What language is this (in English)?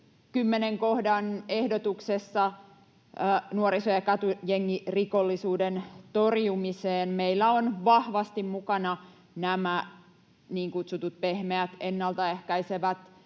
Finnish